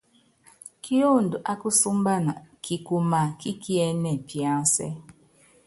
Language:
Yangben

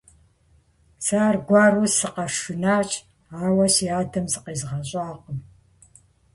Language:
Kabardian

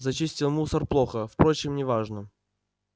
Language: Russian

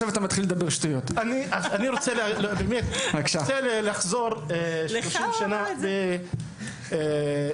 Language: Hebrew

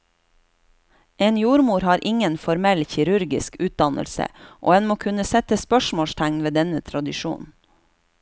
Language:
Norwegian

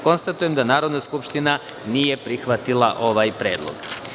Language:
Serbian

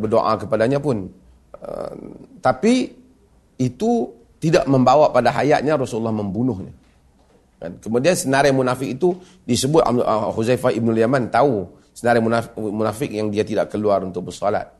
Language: Malay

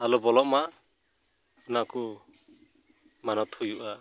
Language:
Santali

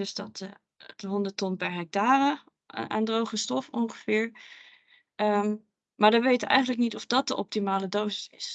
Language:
Dutch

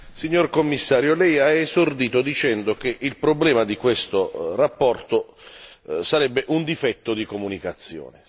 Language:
Italian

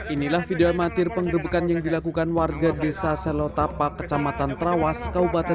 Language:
Indonesian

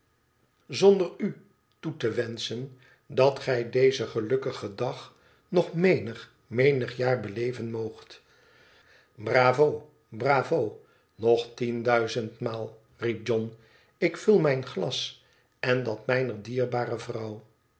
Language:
Dutch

